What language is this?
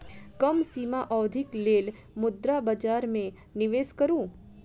Maithili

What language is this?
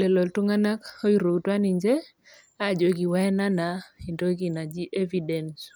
Masai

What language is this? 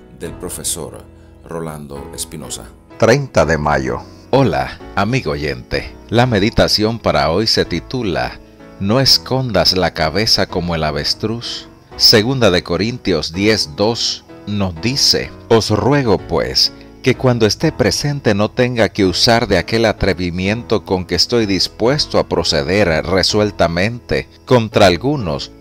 Spanish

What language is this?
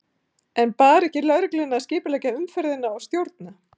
Icelandic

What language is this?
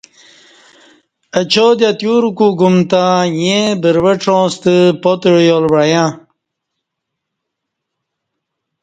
Kati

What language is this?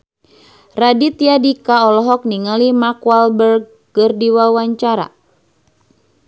Sundanese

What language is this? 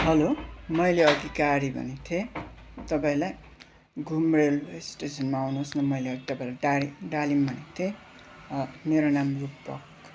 Nepali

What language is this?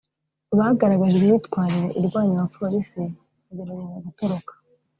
Kinyarwanda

